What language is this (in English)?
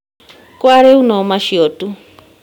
Kikuyu